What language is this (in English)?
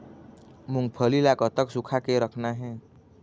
Chhattisgarhi